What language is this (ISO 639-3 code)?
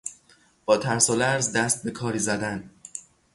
fas